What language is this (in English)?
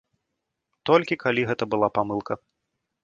Belarusian